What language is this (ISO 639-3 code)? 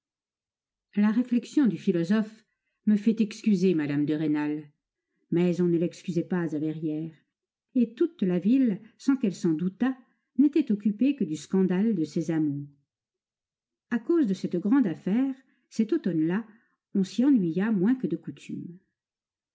fra